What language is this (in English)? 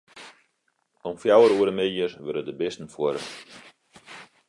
Western Frisian